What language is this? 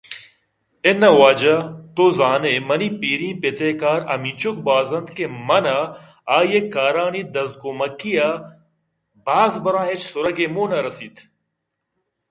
Eastern Balochi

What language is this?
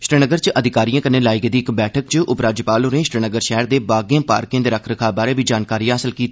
Dogri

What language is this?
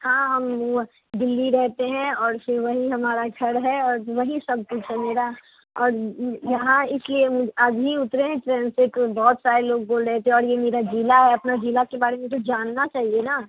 Hindi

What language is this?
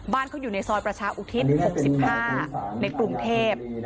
Thai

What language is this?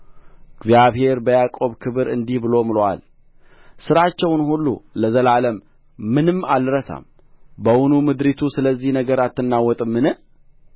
Amharic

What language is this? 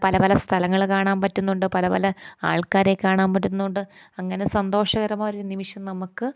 Malayalam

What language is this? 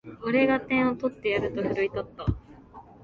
Japanese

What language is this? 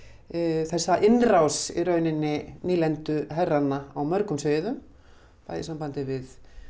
Icelandic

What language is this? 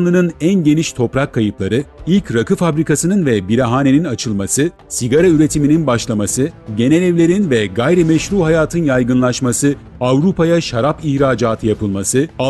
Turkish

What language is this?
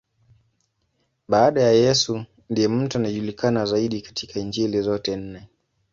Swahili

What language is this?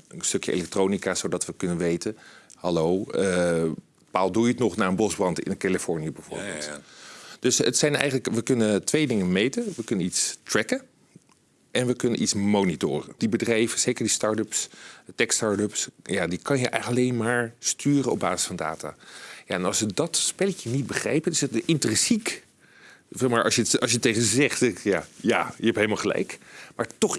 Dutch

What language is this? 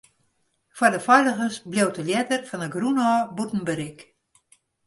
Western Frisian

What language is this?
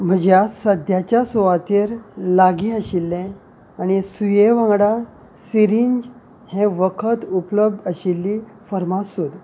Konkani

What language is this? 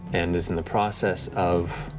English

